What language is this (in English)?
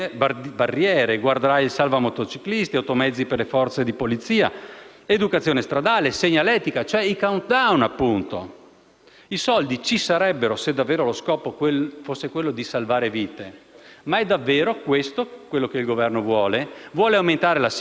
Italian